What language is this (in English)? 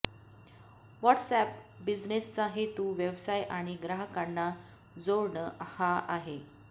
Marathi